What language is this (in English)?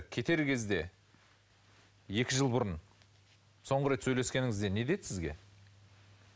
Kazakh